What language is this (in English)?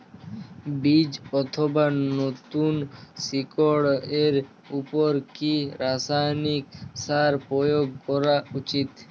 Bangla